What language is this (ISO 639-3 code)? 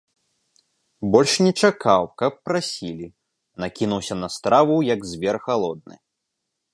bel